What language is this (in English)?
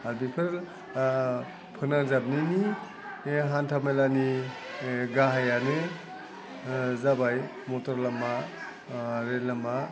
Bodo